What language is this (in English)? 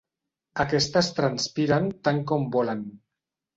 Catalan